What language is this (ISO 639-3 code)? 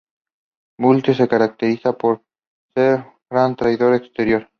spa